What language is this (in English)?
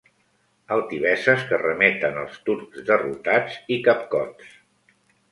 Catalan